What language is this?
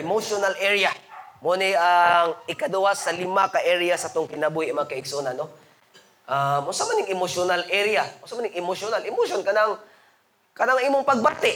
Filipino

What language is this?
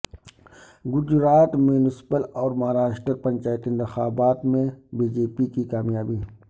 Urdu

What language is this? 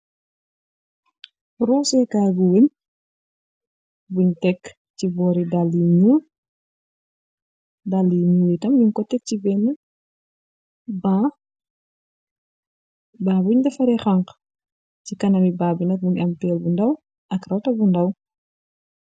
Wolof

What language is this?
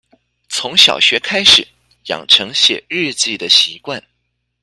Chinese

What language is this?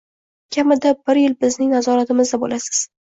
Uzbek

